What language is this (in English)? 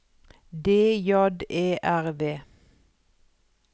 Norwegian